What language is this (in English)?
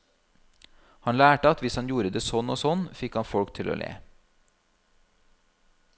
Norwegian